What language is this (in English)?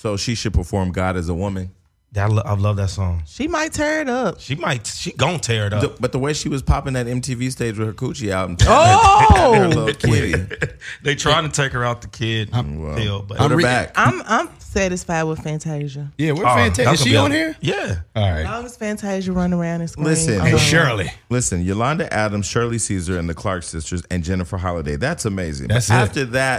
English